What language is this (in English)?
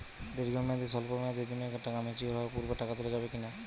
Bangla